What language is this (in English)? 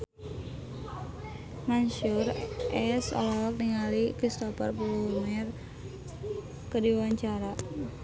Sundanese